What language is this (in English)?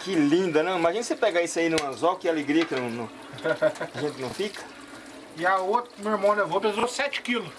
Portuguese